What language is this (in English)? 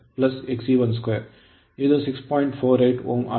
Kannada